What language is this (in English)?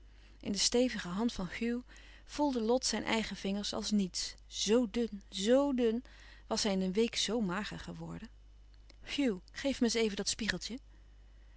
Dutch